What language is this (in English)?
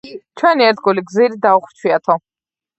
Georgian